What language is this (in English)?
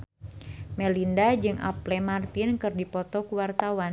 Sundanese